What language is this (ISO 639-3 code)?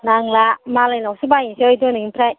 brx